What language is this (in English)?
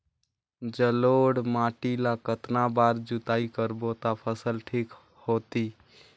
Chhattisgarhi